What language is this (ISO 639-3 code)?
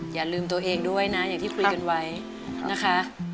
tha